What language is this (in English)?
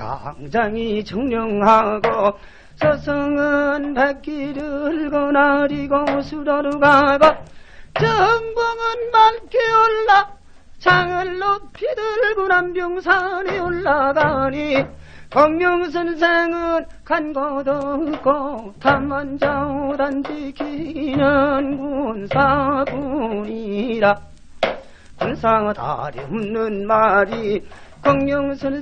Korean